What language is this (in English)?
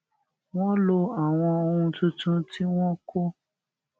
Yoruba